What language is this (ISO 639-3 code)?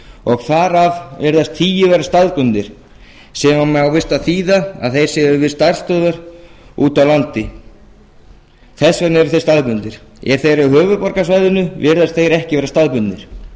isl